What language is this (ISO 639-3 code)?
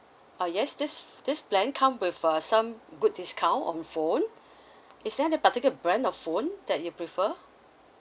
eng